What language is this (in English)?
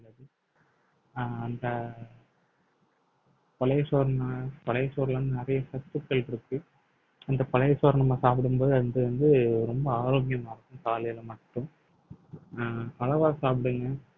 Tamil